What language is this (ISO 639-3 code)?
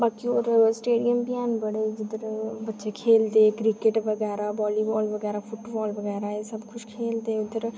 doi